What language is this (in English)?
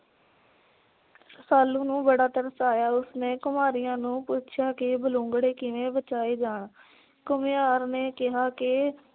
Punjabi